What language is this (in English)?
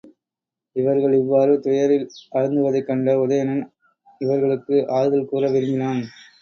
Tamil